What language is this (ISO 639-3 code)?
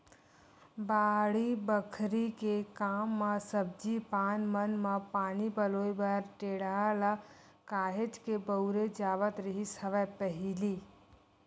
hne